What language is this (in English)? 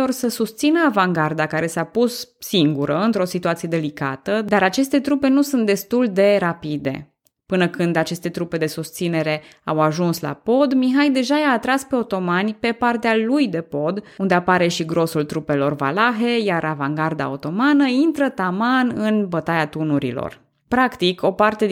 Romanian